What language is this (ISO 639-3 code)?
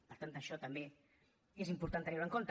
cat